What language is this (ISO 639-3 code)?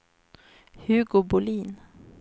swe